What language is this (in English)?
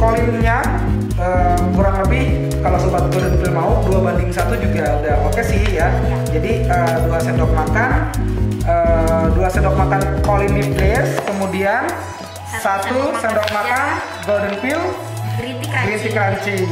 Indonesian